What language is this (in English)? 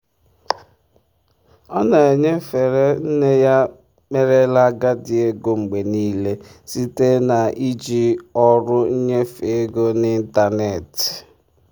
Igbo